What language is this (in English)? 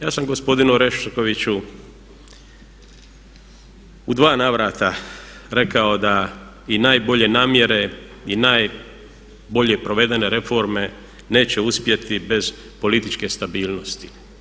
Croatian